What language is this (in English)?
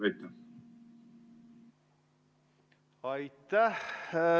Estonian